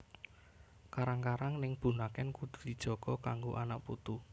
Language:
Javanese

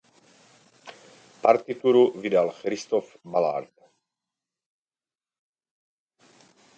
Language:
Czech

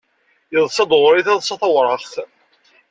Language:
Kabyle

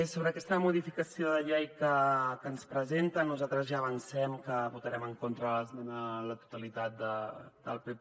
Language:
Catalan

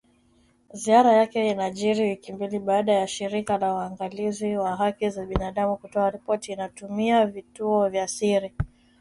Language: Swahili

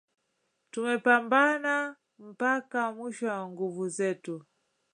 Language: Swahili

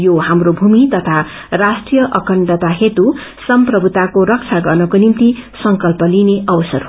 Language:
Nepali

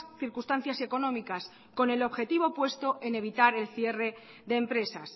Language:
Spanish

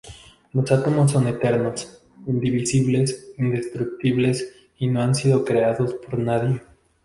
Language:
Spanish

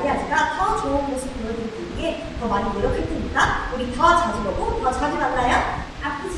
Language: Korean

